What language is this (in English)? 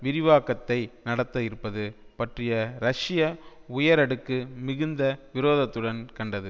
Tamil